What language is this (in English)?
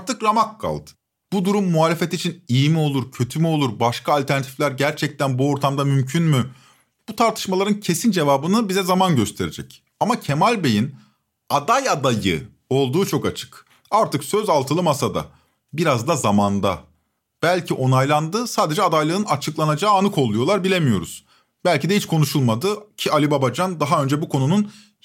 Turkish